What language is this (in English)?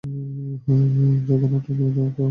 Bangla